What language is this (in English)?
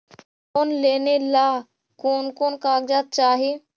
Magahi